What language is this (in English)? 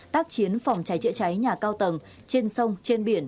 Vietnamese